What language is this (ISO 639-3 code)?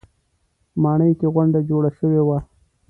pus